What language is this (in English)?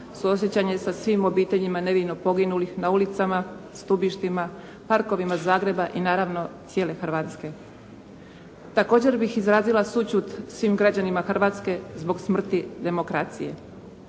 Croatian